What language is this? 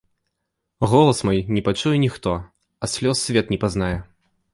Belarusian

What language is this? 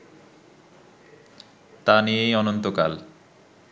Bangla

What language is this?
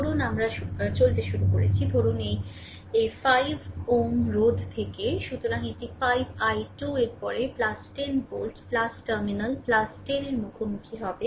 Bangla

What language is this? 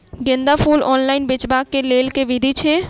Maithili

